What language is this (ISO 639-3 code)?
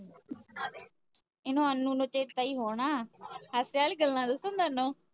pan